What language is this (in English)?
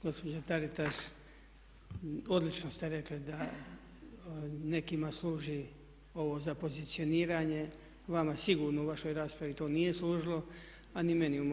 Croatian